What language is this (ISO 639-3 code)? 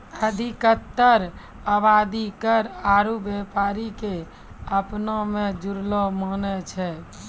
mai